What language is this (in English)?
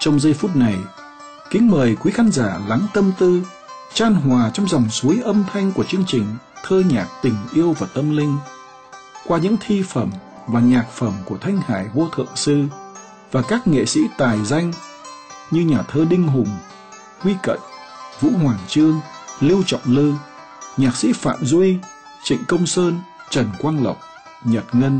Vietnamese